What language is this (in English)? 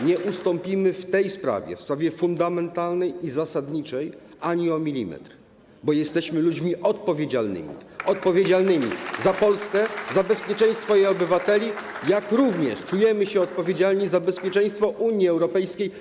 Polish